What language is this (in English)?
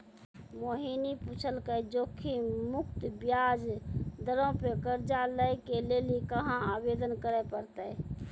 Maithili